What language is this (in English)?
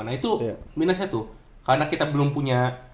Indonesian